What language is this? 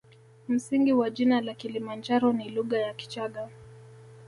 Swahili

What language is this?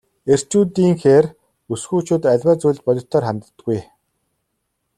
Mongolian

